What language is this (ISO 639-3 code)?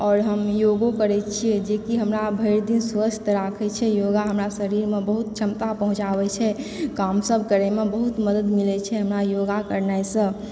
mai